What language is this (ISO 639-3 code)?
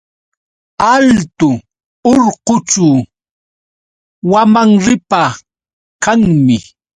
qux